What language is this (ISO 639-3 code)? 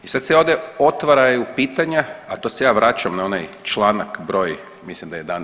hrv